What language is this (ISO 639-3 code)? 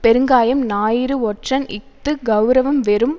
tam